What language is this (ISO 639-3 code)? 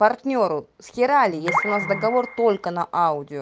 rus